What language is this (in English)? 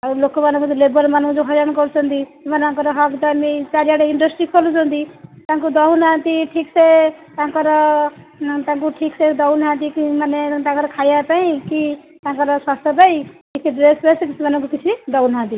Odia